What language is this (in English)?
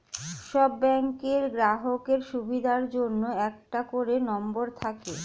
Bangla